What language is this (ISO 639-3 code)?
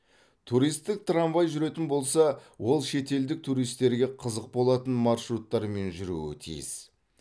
kaz